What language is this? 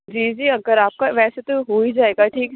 Urdu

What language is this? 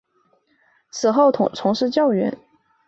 Chinese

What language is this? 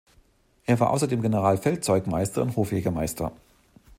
German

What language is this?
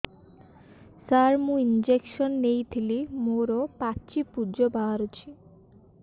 Odia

